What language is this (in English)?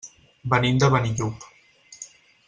Catalan